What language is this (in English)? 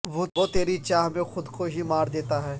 Urdu